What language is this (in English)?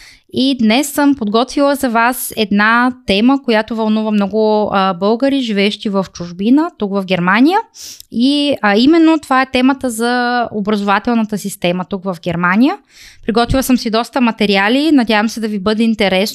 Bulgarian